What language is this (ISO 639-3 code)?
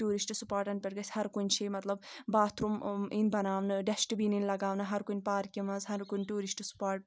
kas